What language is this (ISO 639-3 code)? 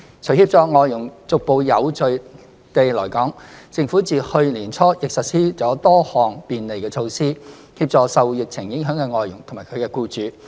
yue